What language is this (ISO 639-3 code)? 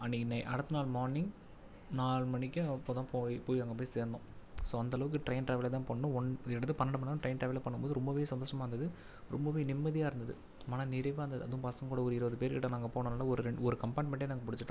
tam